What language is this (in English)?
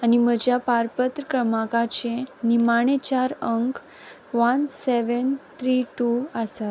Konkani